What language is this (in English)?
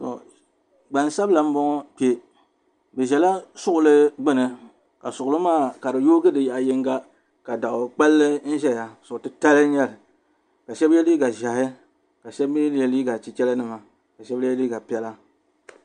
Dagbani